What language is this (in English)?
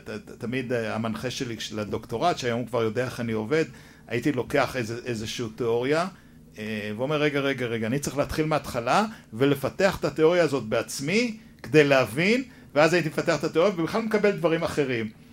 Hebrew